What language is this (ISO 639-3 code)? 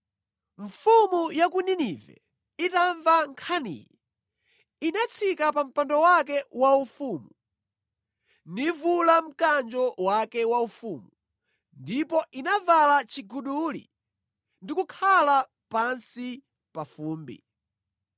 nya